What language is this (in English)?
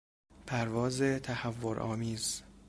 Persian